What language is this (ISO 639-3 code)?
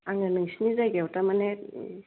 brx